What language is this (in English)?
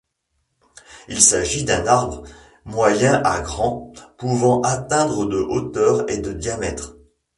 French